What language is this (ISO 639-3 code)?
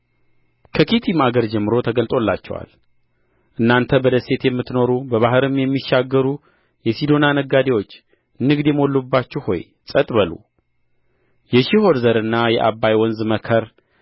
amh